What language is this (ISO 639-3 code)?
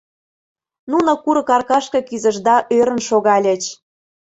chm